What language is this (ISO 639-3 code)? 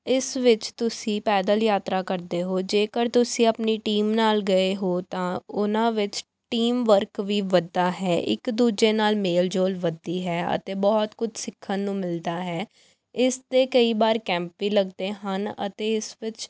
pan